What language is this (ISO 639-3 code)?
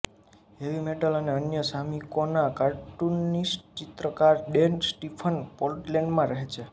guj